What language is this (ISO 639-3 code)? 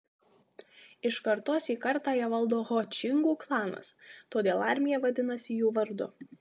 lit